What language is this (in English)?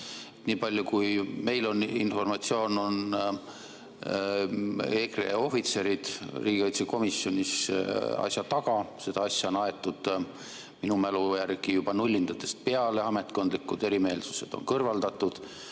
Estonian